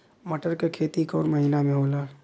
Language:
Bhojpuri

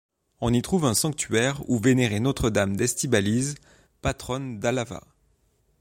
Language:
French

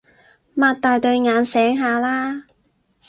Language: Cantonese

